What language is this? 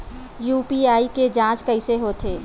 Chhattisgarhi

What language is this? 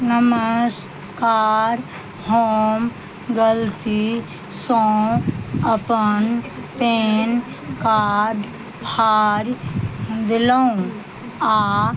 Maithili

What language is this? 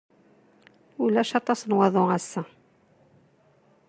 Kabyle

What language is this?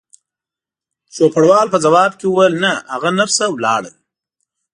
Pashto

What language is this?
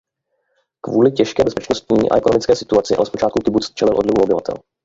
Czech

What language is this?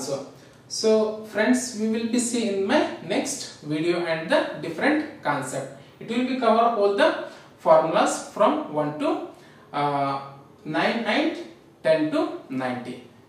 English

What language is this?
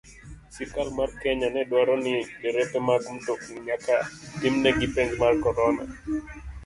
Luo (Kenya and Tanzania)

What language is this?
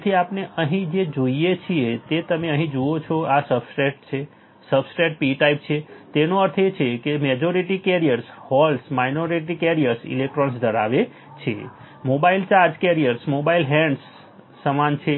Gujarati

